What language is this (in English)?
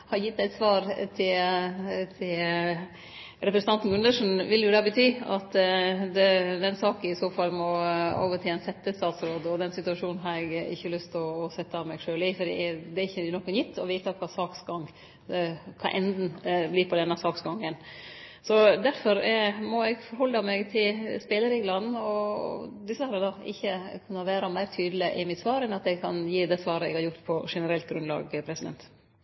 Norwegian Nynorsk